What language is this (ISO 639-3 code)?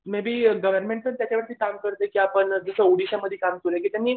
mar